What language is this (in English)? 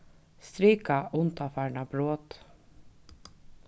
Faroese